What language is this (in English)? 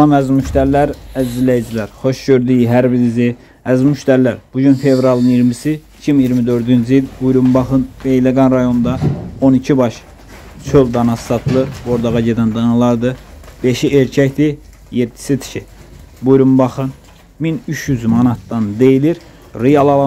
Turkish